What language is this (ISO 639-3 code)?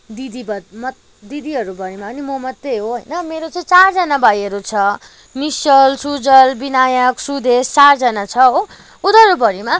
nep